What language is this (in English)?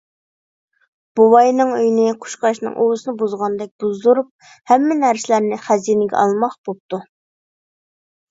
Uyghur